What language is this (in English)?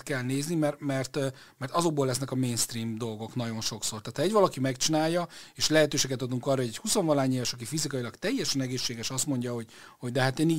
Hungarian